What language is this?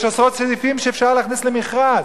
Hebrew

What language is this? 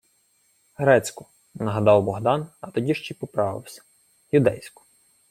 Ukrainian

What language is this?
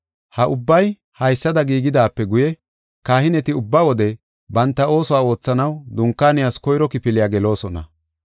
Gofa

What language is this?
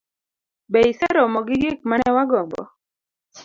Luo (Kenya and Tanzania)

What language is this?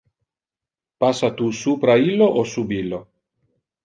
Interlingua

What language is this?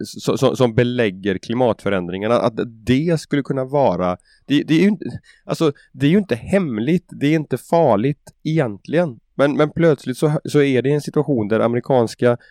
Swedish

